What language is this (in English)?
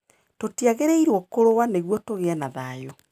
Kikuyu